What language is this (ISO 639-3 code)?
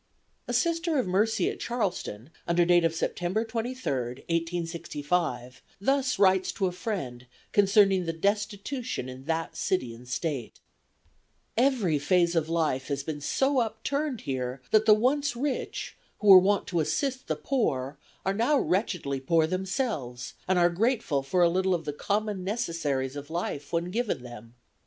eng